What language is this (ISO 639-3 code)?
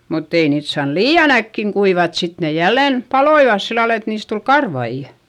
fin